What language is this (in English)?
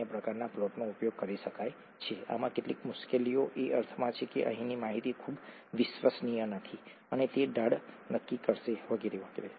Gujarati